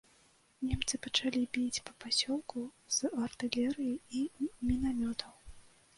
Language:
Belarusian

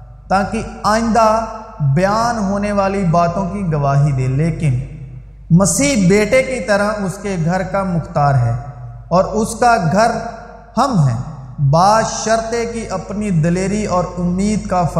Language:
Urdu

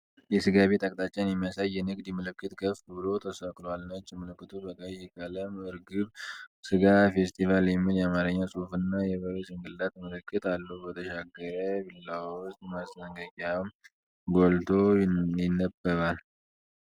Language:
Amharic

